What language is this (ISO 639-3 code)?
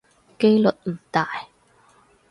yue